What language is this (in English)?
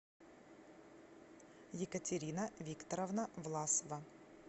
Russian